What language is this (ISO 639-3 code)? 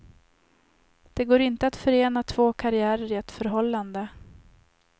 swe